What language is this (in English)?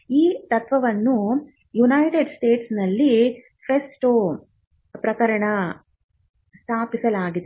Kannada